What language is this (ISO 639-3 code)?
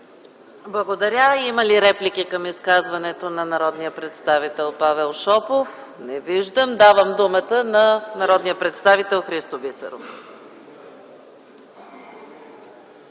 bul